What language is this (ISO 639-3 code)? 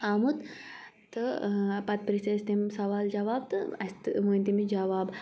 kas